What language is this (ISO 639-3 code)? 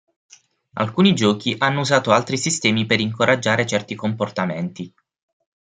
ita